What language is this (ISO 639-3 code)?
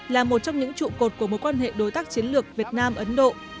vie